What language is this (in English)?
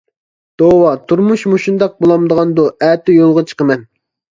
Uyghur